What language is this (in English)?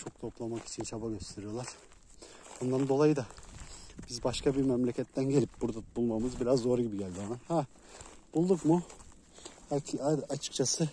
Turkish